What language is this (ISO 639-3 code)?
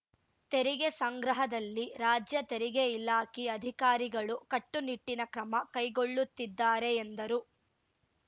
kan